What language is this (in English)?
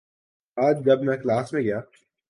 Urdu